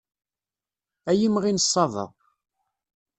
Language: Kabyle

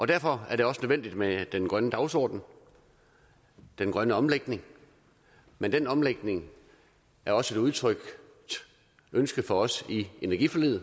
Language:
Danish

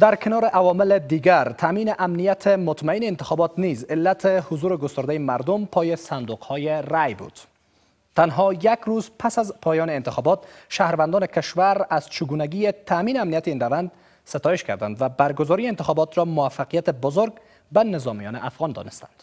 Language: Persian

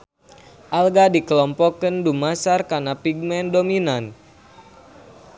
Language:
Sundanese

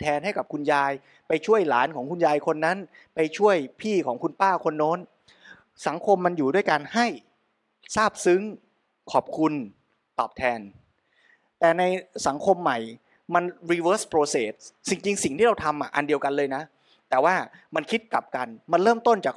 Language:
Thai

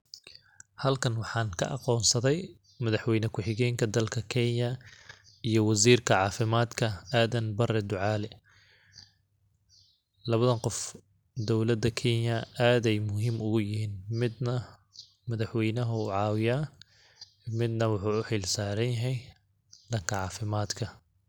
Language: Somali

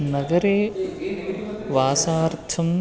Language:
Sanskrit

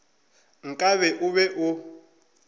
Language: Northern Sotho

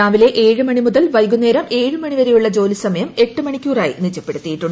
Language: Malayalam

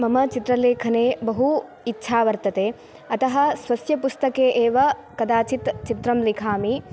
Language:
Sanskrit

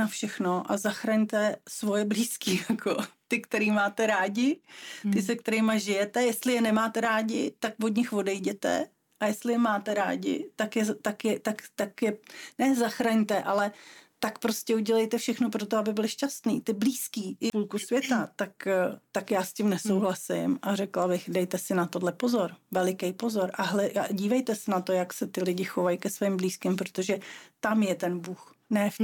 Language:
Czech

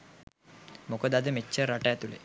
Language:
Sinhala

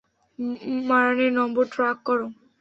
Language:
Bangla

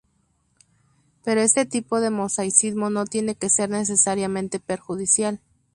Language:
Spanish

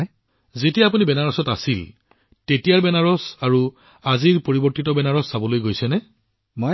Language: Assamese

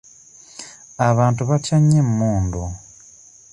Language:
Ganda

